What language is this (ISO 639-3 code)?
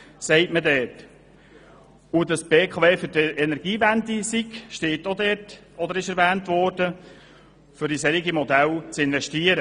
gsw